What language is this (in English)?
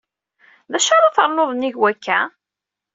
Kabyle